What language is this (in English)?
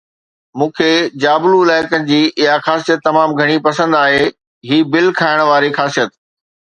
Sindhi